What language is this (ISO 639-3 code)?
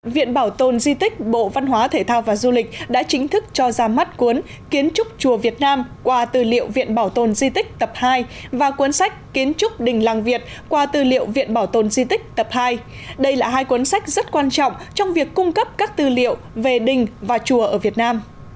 vie